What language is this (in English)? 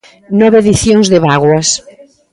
Galician